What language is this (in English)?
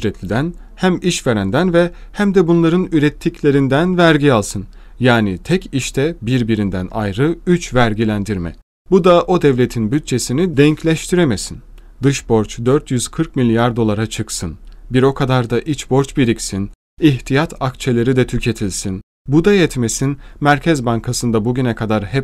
Turkish